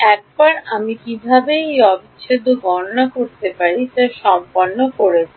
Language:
Bangla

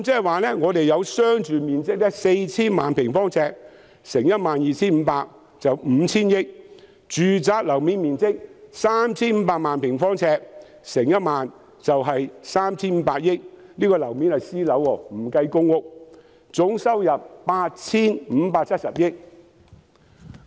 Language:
Cantonese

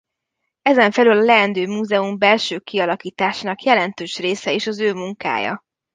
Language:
Hungarian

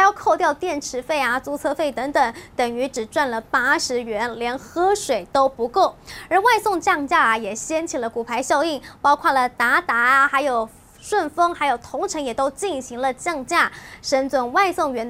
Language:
Chinese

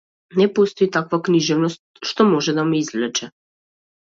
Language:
Macedonian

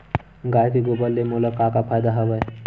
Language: Chhattisgarhi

